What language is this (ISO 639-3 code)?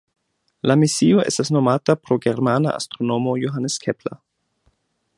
epo